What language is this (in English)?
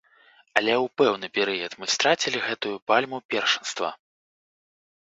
Belarusian